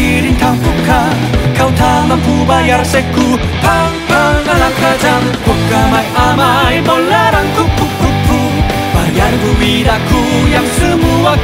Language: Korean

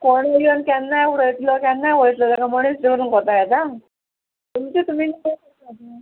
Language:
Konkani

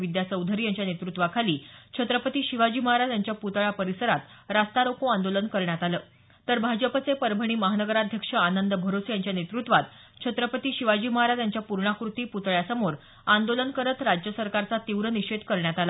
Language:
Marathi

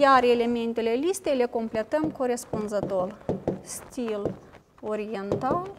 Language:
Romanian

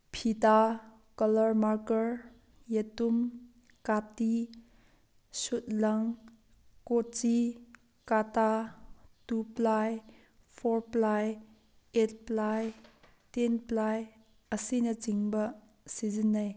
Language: Manipuri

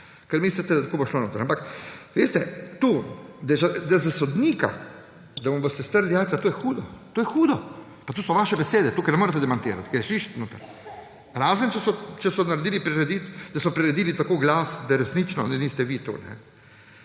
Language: Slovenian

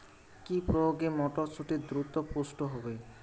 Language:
Bangla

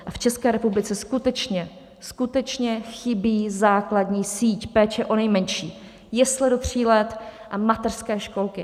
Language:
Czech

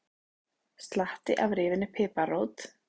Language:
Icelandic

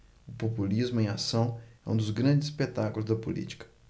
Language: Portuguese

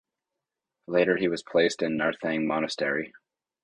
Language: English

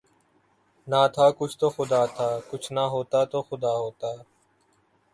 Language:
Urdu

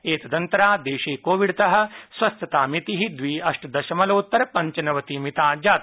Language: Sanskrit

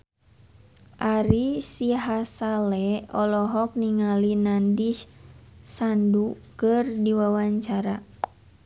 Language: Sundanese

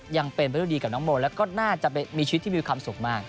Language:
Thai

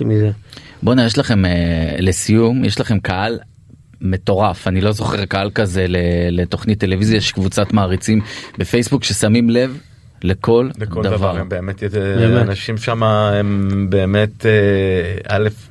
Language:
Hebrew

